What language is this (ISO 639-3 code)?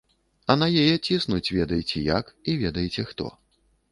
bel